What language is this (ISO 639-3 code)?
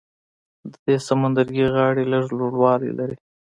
pus